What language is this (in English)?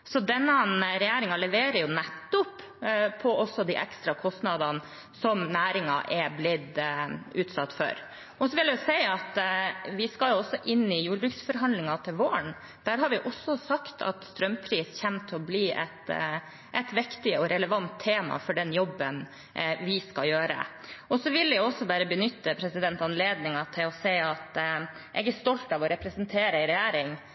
Norwegian Bokmål